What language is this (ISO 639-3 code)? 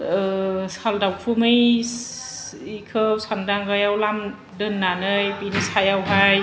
brx